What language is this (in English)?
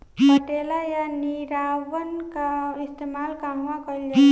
Bhojpuri